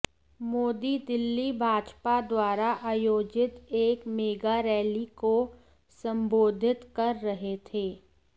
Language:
Hindi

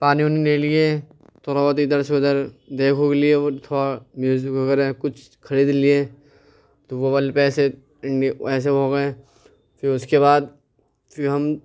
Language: Urdu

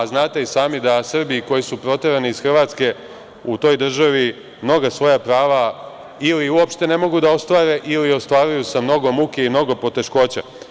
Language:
Serbian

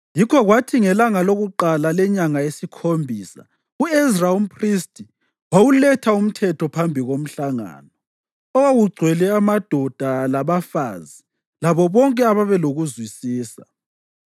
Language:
North Ndebele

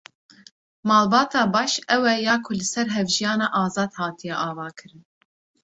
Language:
Kurdish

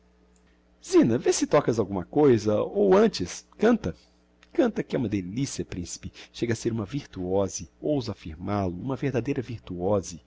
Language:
Portuguese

